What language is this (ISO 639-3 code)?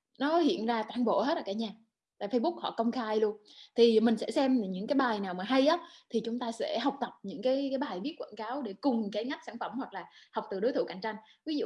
vie